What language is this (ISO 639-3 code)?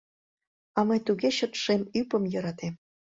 chm